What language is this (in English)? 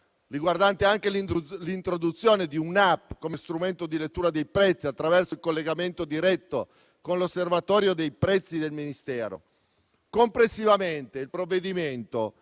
Italian